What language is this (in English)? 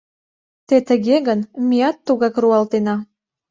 Mari